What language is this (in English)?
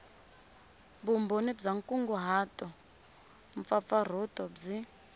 Tsonga